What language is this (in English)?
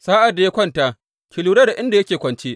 Hausa